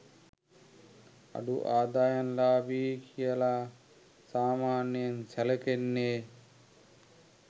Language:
Sinhala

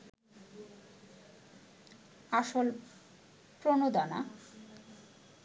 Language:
Bangla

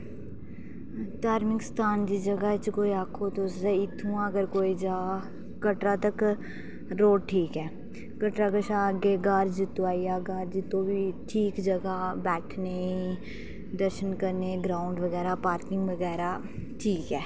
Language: Dogri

